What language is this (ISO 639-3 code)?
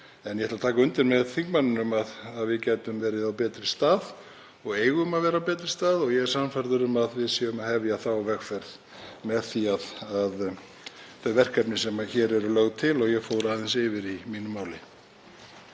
isl